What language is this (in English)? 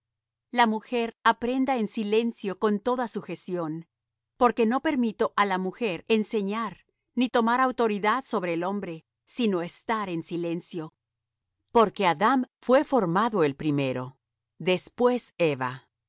Spanish